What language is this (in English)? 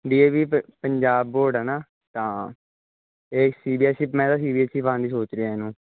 Punjabi